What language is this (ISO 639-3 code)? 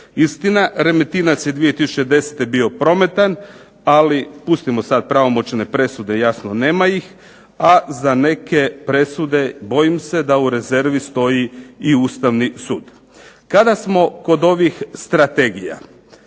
hrv